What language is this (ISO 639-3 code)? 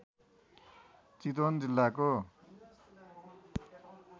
nep